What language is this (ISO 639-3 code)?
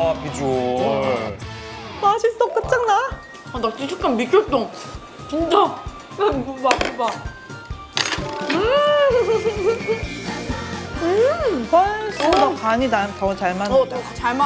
kor